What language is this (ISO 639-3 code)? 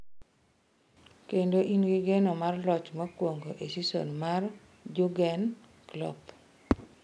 luo